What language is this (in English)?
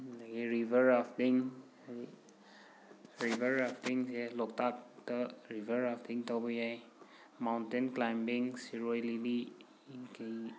Manipuri